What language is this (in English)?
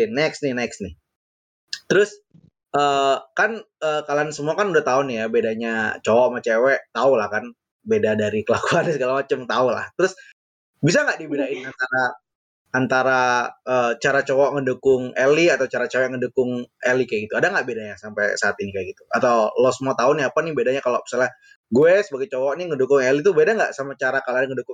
Indonesian